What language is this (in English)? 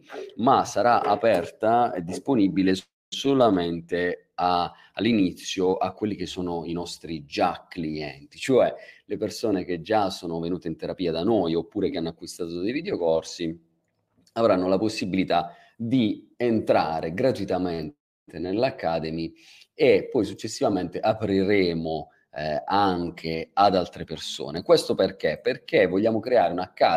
Italian